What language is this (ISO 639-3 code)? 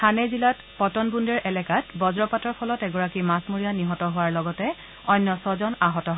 asm